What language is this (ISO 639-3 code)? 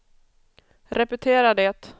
swe